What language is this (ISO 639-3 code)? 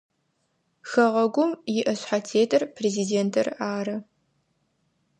ady